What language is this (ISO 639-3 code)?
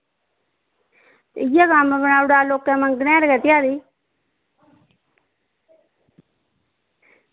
doi